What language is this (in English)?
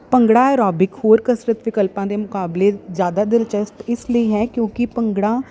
Punjabi